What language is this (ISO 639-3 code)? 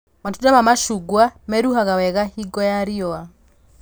kik